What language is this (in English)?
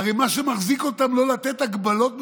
Hebrew